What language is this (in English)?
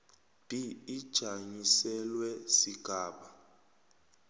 South Ndebele